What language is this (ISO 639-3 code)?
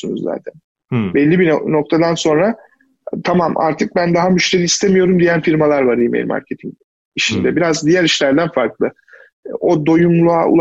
tur